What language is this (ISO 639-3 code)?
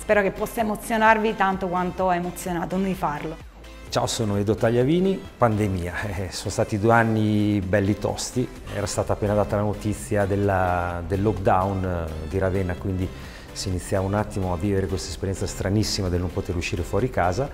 ita